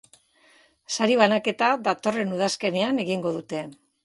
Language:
Basque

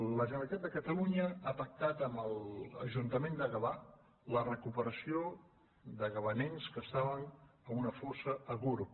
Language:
Catalan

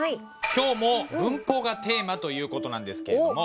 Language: Japanese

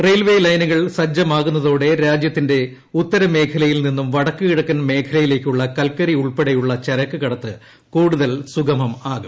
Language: Malayalam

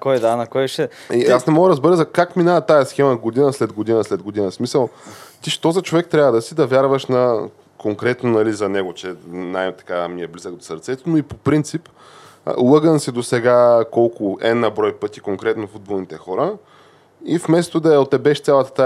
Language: Bulgarian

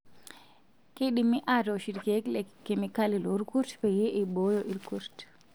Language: Masai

